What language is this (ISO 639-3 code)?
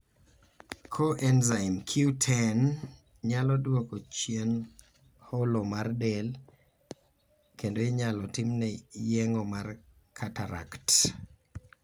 luo